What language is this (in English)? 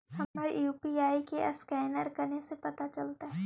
Magahi